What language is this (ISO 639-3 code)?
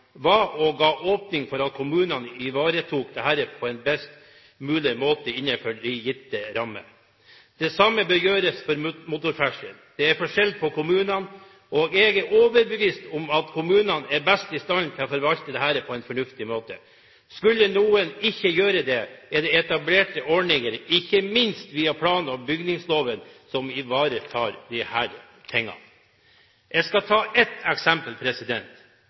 nob